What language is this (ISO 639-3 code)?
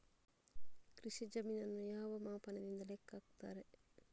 kan